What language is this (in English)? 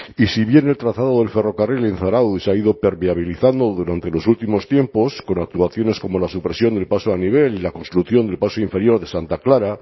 Spanish